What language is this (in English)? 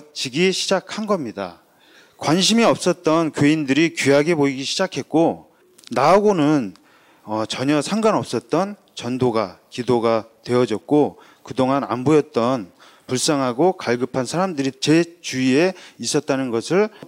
Korean